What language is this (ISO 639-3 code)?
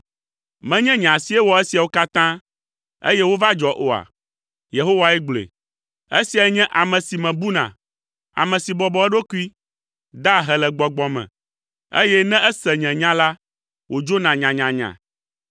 ewe